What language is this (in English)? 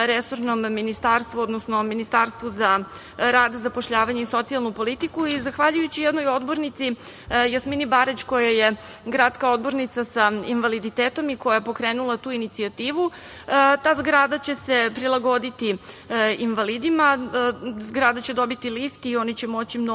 Serbian